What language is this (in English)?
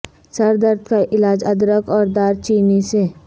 Urdu